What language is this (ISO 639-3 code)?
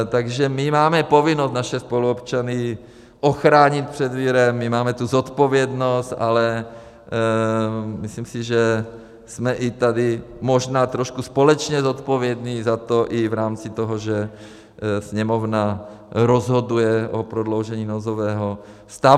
ces